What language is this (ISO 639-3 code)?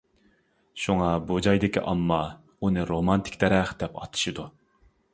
uig